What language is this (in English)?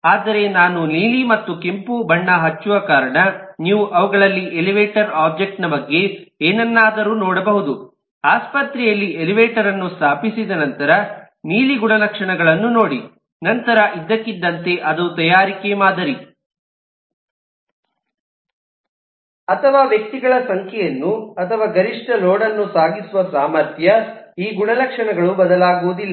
Kannada